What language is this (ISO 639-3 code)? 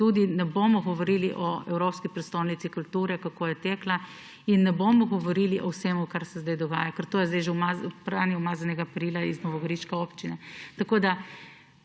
slv